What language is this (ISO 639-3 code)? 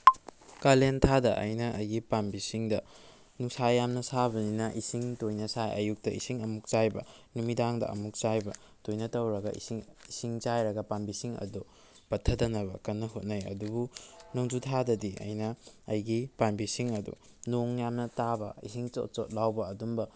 mni